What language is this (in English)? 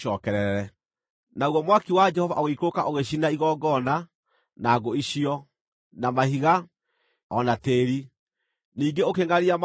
Kikuyu